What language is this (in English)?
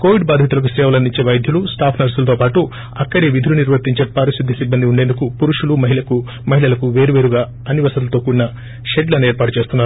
Telugu